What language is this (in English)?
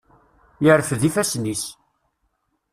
Kabyle